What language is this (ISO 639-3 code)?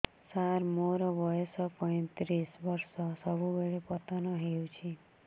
ori